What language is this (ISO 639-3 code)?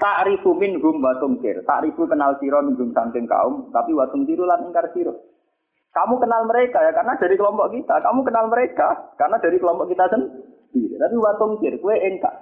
msa